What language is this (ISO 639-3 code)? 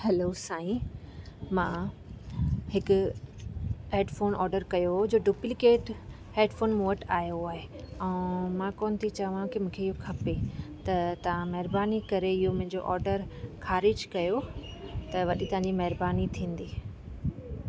snd